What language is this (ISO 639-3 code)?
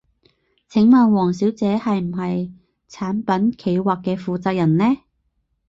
yue